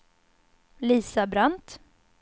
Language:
Swedish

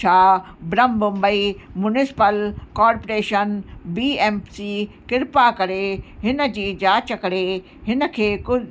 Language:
Sindhi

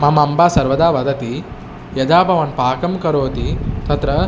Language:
Sanskrit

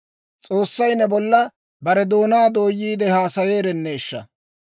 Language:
Dawro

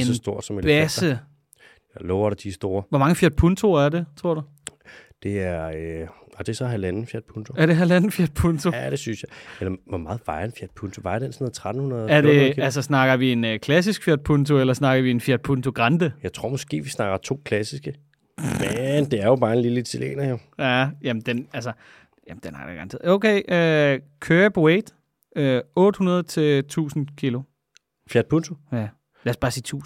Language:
Danish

